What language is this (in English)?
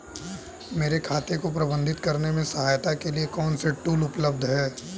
Hindi